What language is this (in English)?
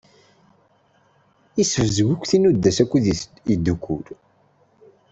Kabyle